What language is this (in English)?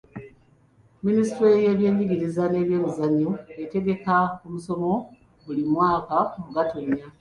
Ganda